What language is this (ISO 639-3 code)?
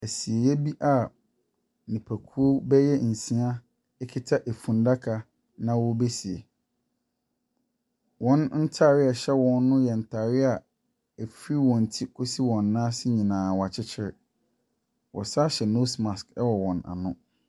aka